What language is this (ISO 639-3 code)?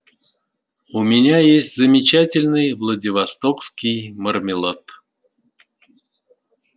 rus